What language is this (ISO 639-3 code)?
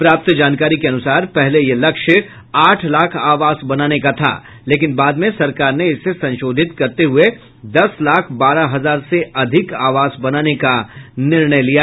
hin